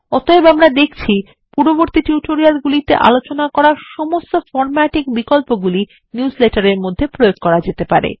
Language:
Bangla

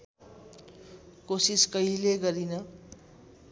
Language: Nepali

